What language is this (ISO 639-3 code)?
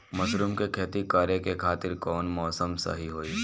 bho